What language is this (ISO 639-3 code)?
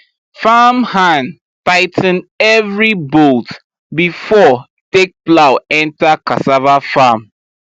pcm